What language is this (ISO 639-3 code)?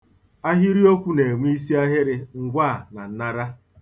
ibo